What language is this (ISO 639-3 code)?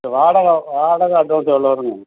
tam